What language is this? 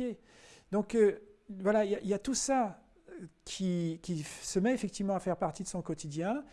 French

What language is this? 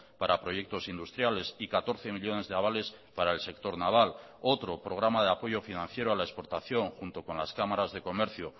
Spanish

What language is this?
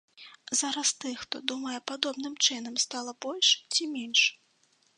Belarusian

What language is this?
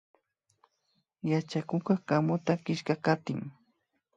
Imbabura Highland Quichua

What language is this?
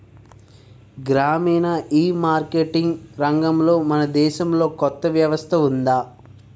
Telugu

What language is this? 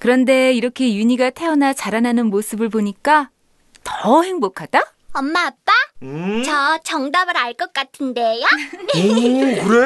Korean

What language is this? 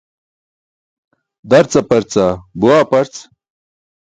Burushaski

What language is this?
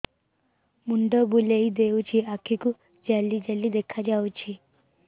Odia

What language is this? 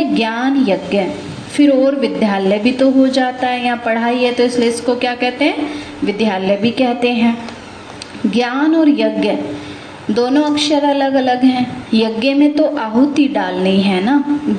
Hindi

